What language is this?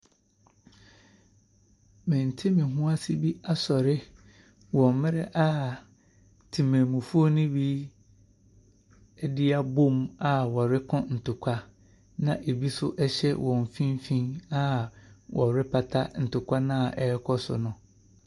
Akan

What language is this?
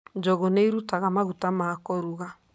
Kikuyu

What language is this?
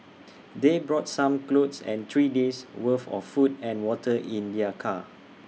English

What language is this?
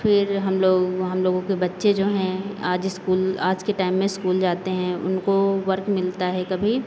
Hindi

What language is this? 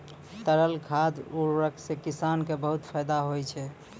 Maithili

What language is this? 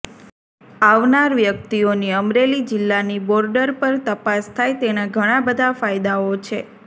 Gujarati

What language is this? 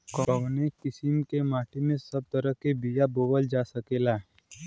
Bhojpuri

